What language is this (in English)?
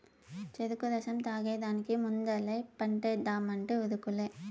Telugu